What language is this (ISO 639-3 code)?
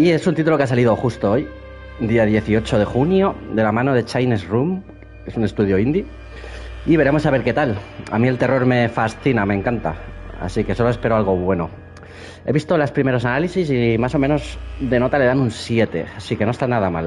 spa